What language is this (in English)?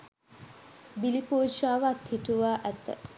Sinhala